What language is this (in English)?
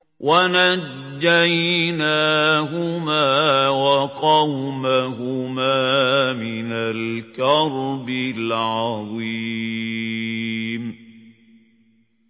Arabic